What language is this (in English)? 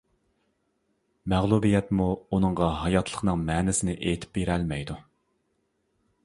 Uyghur